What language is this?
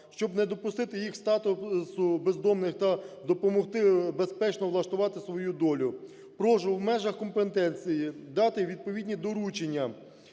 Ukrainian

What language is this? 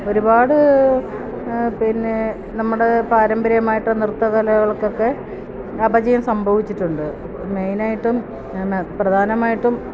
Malayalam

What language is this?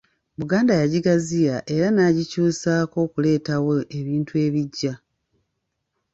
Ganda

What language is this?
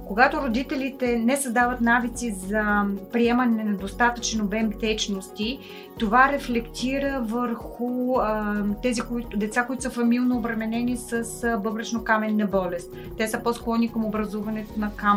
Bulgarian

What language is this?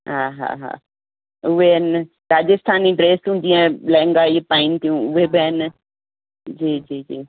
Sindhi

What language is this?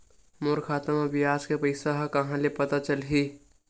Chhattisgarhi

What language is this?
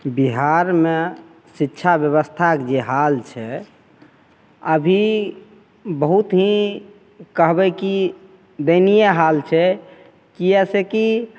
Maithili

